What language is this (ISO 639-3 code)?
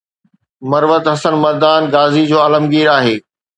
snd